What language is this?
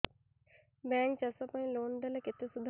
Odia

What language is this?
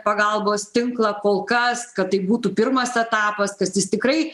Lithuanian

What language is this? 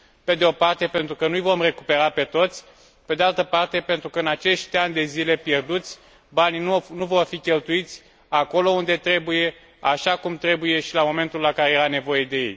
Romanian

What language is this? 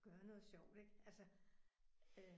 Danish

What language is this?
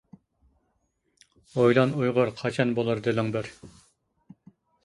Uyghur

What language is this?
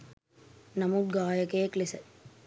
Sinhala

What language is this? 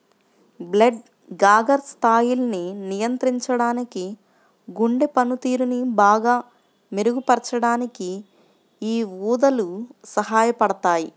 Telugu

